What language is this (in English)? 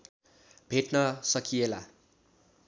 Nepali